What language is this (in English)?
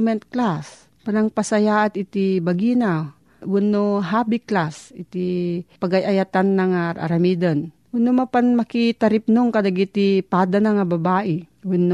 Filipino